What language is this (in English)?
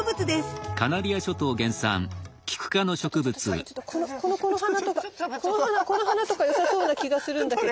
Japanese